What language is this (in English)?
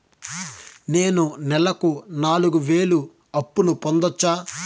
Telugu